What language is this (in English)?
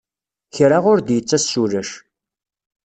Kabyle